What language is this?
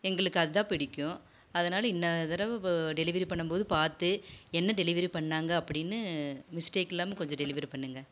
Tamil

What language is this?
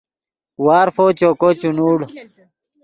Yidgha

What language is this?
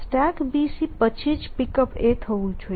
Gujarati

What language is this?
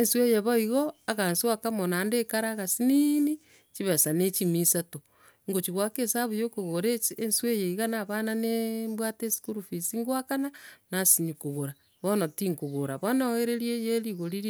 Gusii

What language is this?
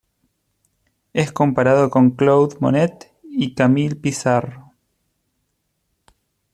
Spanish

